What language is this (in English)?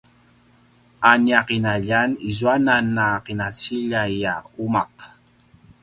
Paiwan